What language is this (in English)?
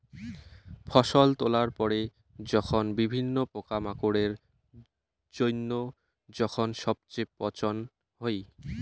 Bangla